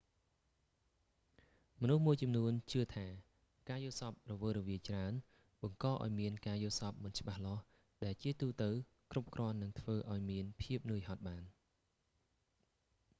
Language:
Khmer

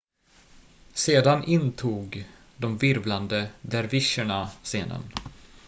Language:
Swedish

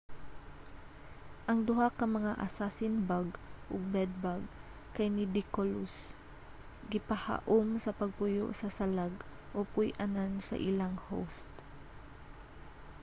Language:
Cebuano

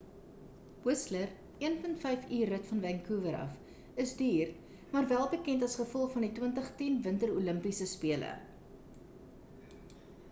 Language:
Afrikaans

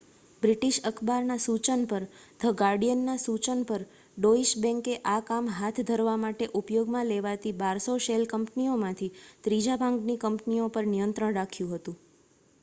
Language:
Gujarati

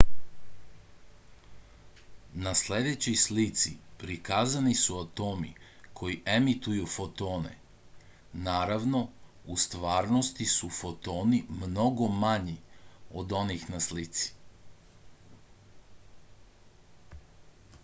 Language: Serbian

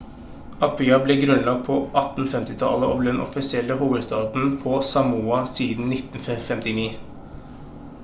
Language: Norwegian Bokmål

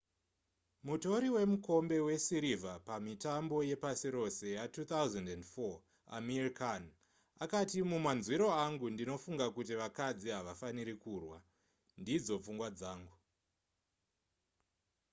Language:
Shona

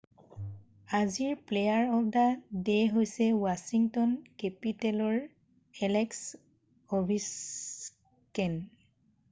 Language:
Assamese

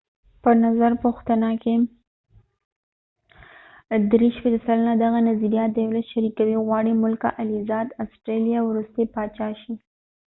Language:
Pashto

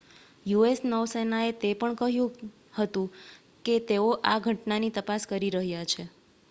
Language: Gujarati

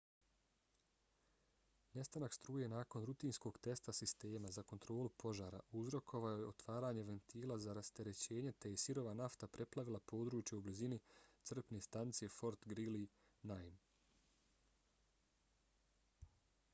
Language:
Bosnian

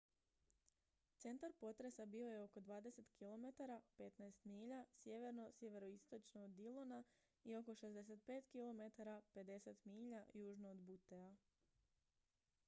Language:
Croatian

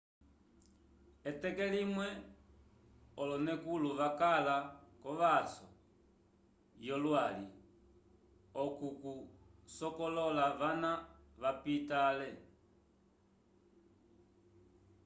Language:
Umbundu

